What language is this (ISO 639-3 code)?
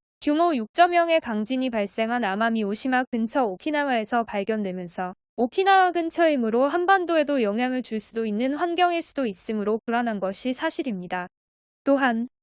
kor